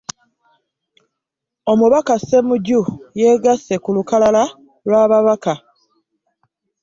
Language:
Ganda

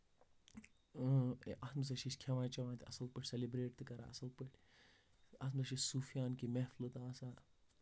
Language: Kashmiri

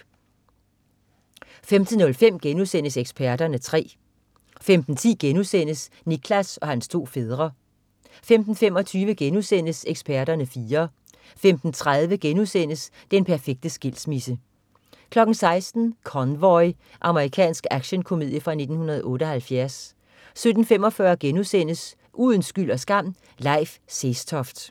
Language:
Danish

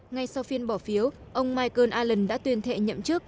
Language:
Vietnamese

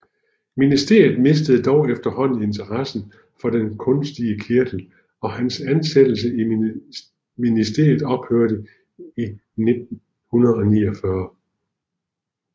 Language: Danish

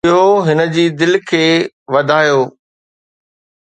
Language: Sindhi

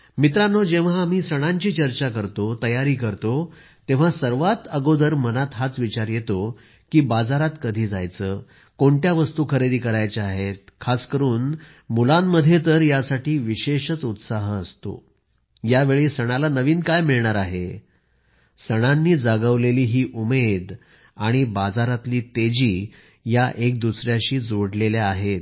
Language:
Marathi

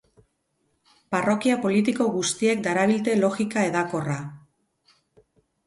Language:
Basque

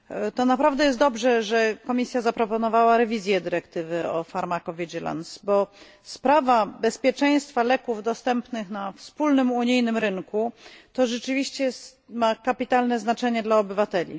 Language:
Polish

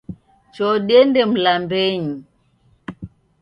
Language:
Taita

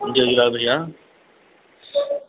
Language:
Sindhi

